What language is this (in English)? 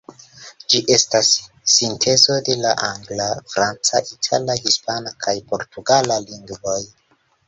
Esperanto